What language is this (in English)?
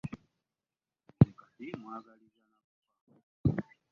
Ganda